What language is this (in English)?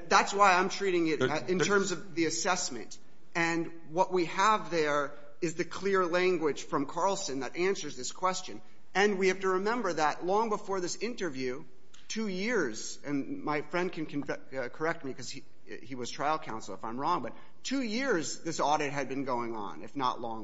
English